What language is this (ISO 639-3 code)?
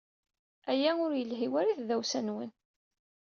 kab